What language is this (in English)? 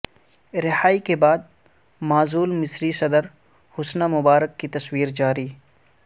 Urdu